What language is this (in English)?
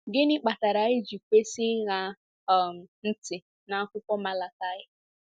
Igbo